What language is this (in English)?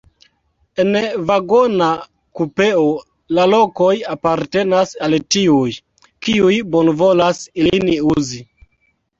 Esperanto